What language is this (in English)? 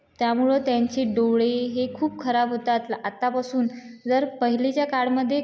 Marathi